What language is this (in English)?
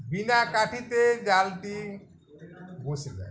Bangla